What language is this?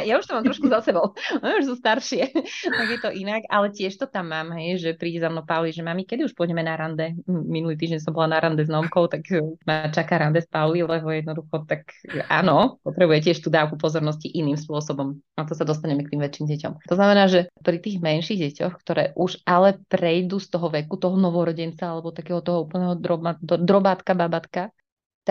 Slovak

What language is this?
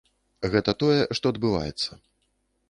Belarusian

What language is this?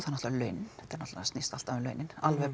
Icelandic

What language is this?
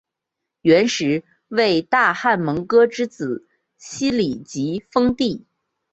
Chinese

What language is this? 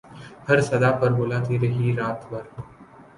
Urdu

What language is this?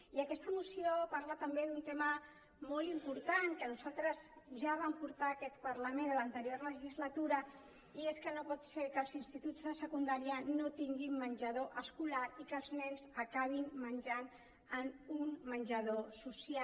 Catalan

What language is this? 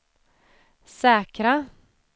Swedish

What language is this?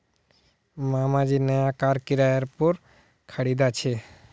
Magahi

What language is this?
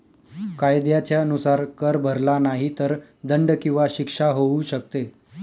Marathi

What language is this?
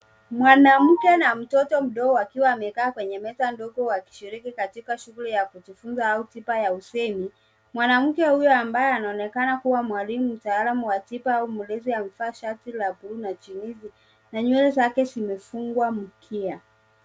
Swahili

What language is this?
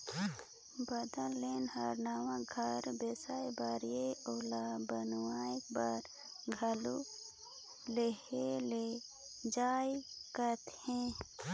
Chhattisgarhi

